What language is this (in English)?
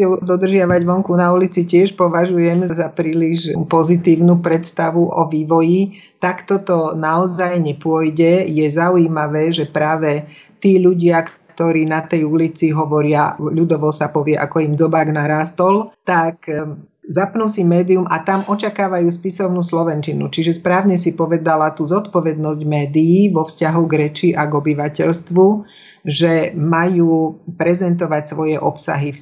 Slovak